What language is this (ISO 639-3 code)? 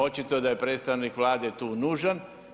hrv